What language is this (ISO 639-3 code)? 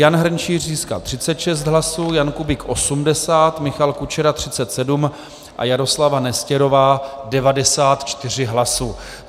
ces